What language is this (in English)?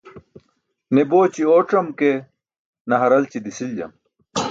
Burushaski